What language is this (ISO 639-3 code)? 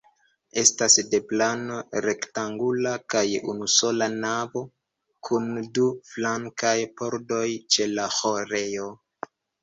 epo